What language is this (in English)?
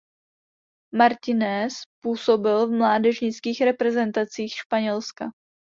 Czech